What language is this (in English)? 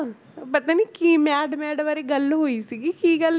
Punjabi